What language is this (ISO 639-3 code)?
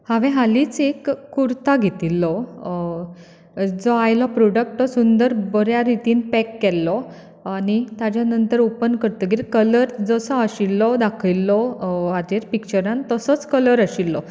kok